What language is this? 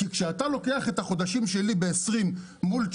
Hebrew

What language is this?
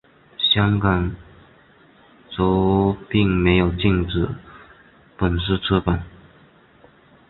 Chinese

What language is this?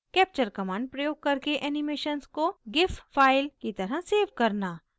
Hindi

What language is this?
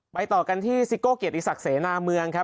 Thai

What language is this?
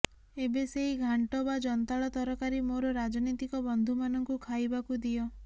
Odia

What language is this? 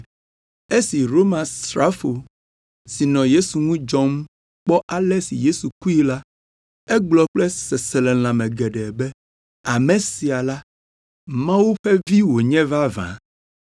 Ewe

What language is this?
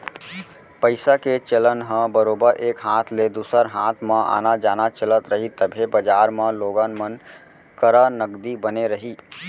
Chhattisgarhi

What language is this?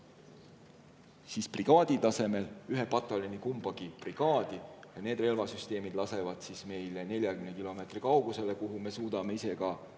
Estonian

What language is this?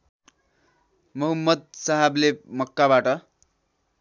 Nepali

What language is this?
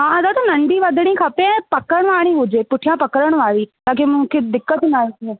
Sindhi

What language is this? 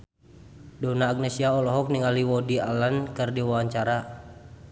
Sundanese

